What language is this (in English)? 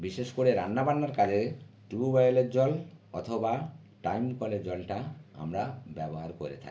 Bangla